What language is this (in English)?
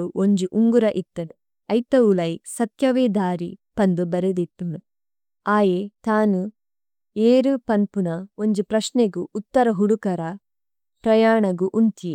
Tulu